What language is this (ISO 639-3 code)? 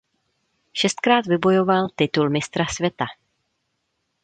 ces